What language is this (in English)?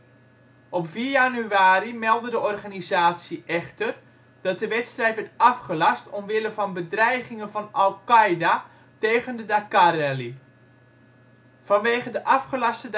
Dutch